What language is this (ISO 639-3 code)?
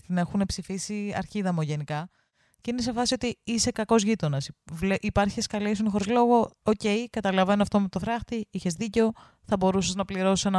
ell